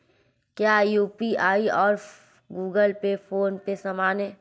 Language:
Hindi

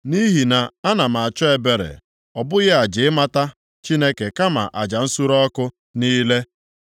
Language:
Igbo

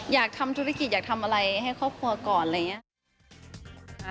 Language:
Thai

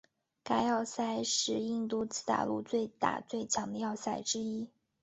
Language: Chinese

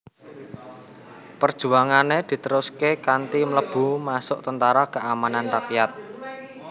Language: Javanese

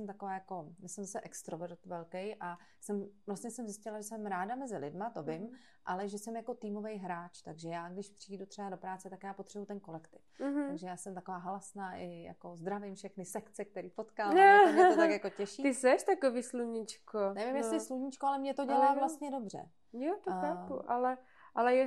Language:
Czech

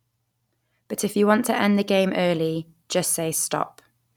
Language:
English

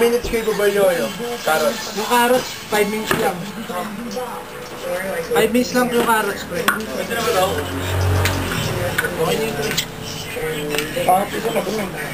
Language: Filipino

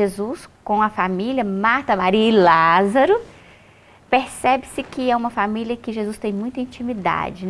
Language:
Portuguese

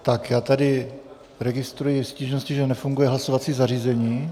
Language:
Czech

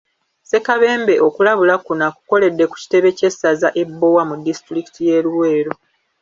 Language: Ganda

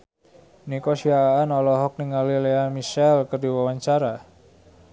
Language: Sundanese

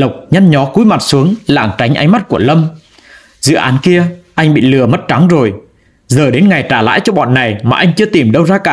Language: Vietnamese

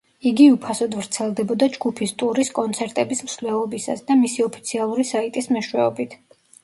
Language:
Georgian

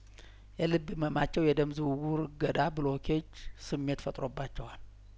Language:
Amharic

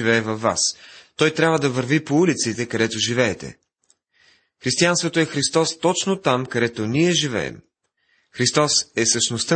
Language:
Bulgarian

